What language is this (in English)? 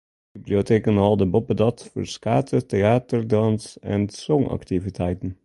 Western Frisian